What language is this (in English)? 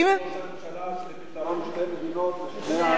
Hebrew